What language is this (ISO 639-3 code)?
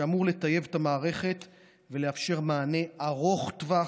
heb